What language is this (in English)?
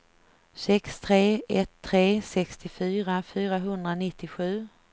Swedish